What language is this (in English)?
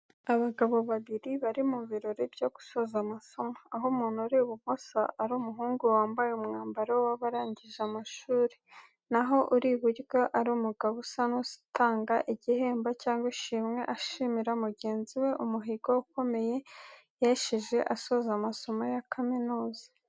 Kinyarwanda